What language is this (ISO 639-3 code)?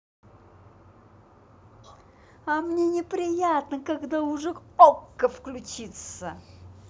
rus